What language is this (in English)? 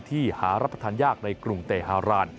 Thai